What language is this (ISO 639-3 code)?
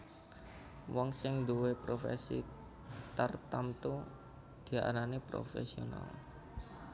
jav